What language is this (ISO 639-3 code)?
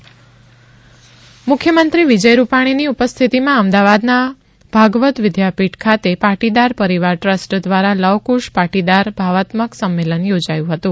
guj